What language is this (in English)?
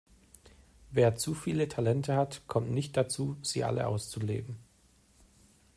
German